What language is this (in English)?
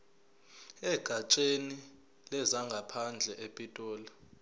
Zulu